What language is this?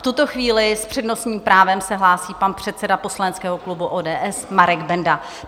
Czech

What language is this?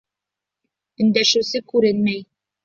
Bashkir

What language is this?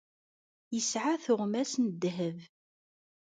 Kabyle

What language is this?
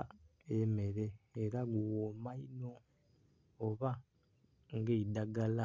Soga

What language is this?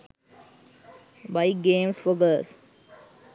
Sinhala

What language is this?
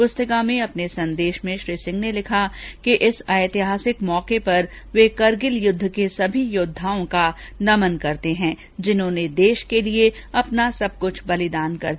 Hindi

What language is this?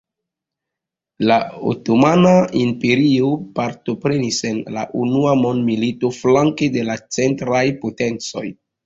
Esperanto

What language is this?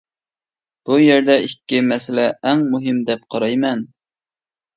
Uyghur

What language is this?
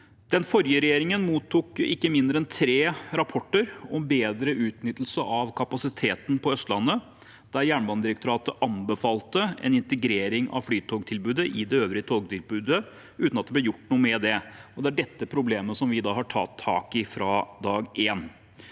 Norwegian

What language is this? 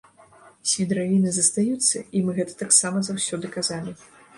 Belarusian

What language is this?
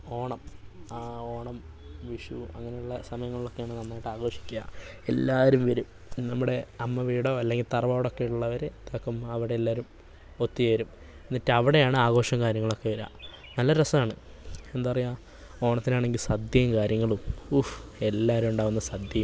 Malayalam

